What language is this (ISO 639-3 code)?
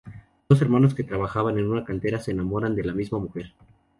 spa